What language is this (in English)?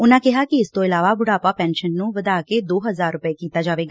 Punjabi